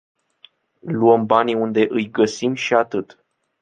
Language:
Romanian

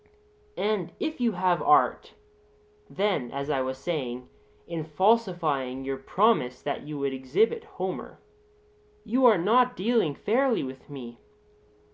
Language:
English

